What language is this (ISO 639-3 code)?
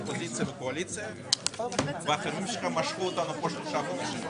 heb